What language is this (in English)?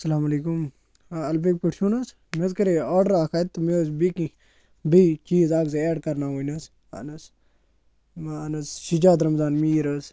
Kashmiri